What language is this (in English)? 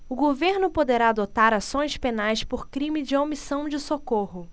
Portuguese